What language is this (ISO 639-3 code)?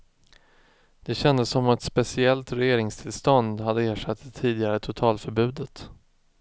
swe